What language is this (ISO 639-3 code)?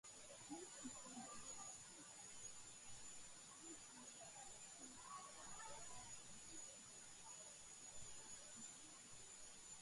kat